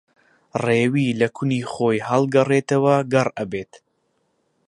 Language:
Central Kurdish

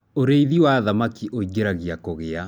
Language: Kikuyu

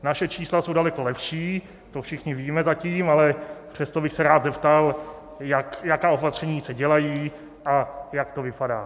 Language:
Czech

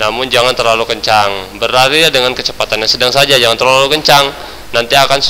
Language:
Indonesian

